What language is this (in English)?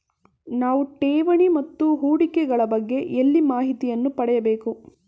Kannada